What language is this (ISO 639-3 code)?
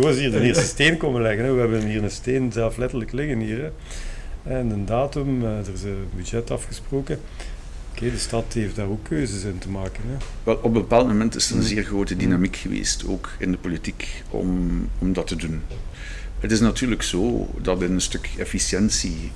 nld